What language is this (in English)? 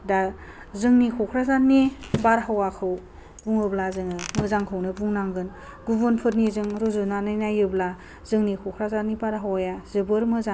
Bodo